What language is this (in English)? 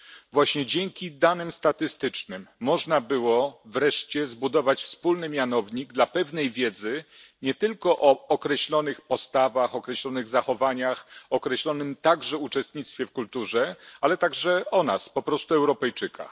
Polish